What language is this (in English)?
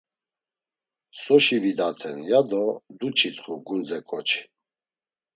Laz